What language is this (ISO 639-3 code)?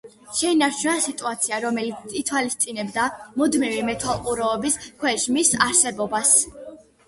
kat